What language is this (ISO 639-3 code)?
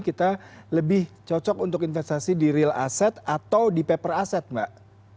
ind